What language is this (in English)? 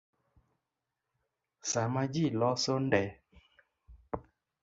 Luo (Kenya and Tanzania)